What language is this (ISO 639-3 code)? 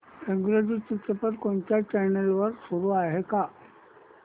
mar